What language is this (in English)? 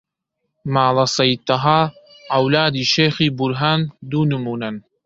Central Kurdish